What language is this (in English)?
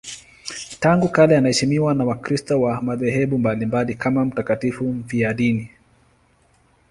Swahili